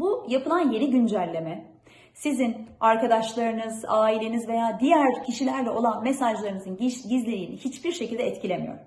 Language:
Turkish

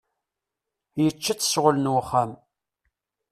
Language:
Kabyle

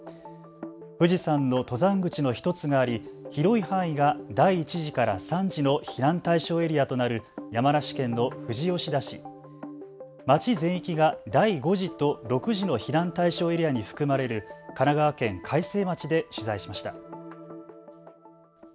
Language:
Japanese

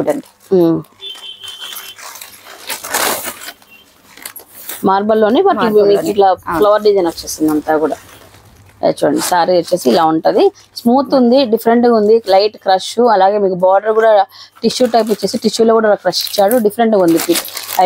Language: Telugu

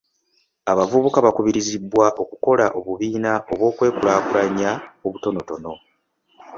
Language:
Ganda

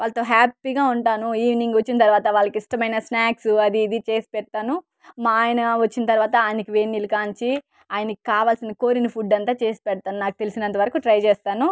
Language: Telugu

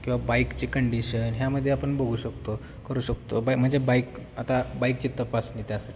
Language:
Marathi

